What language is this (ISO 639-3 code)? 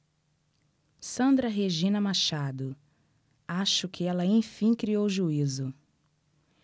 por